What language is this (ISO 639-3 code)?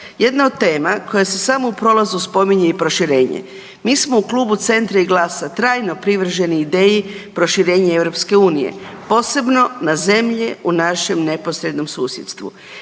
hrv